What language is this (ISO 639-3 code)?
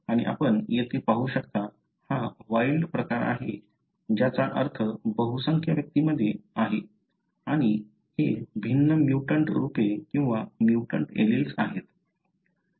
mar